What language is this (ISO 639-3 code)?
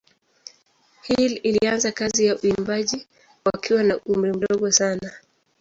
swa